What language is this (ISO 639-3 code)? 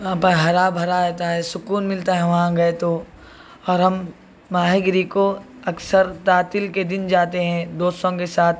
urd